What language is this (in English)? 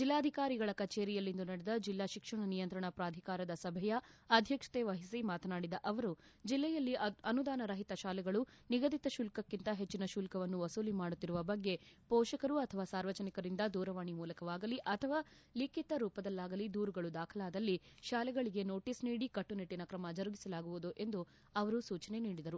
Kannada